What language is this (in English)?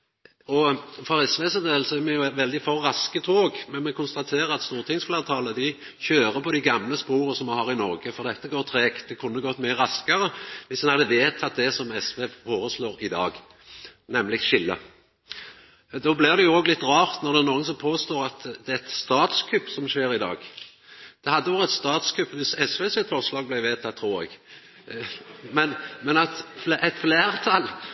Norwegian Nynorsk